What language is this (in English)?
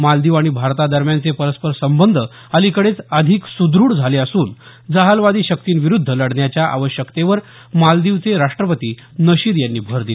Marathi